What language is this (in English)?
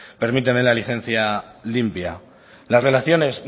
Spanish